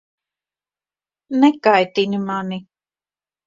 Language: Latvian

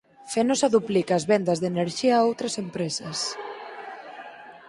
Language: Galician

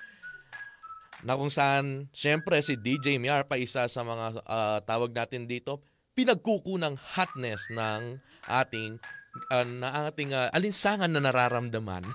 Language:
Filipino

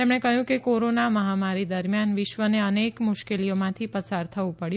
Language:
Gujarati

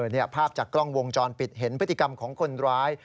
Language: Thai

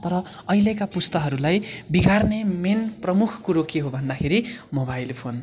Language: Nepali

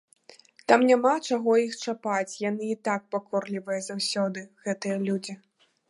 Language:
Belarusian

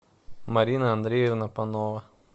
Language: Russian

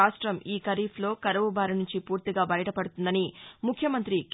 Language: Telugu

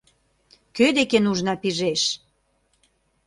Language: Mari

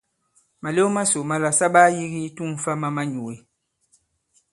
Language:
Bankon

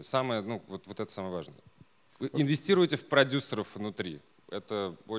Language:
Russian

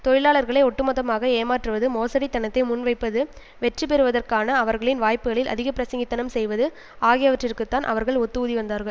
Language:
Tamil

